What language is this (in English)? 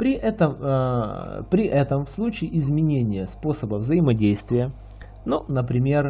Russian